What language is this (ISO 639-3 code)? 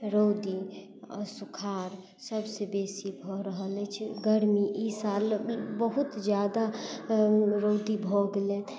mai